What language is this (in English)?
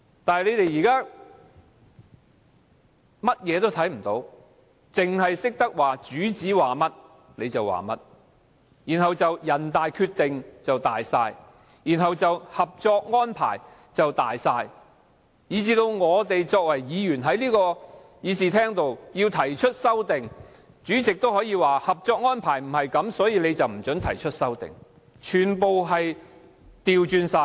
Cantonese